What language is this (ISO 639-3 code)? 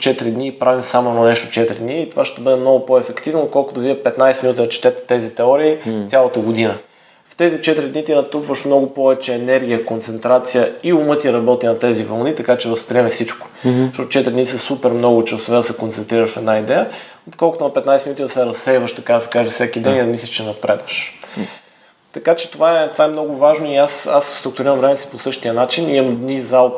bul